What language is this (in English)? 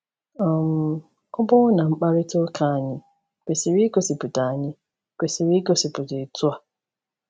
Igbo